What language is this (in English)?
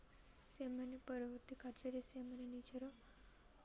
Odia